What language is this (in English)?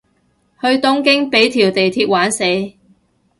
Cantonese